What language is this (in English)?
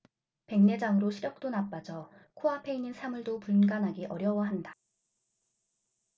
Korean